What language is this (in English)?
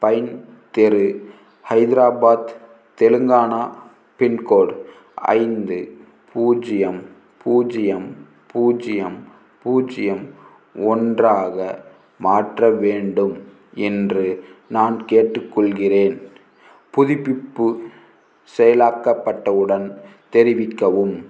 Tamil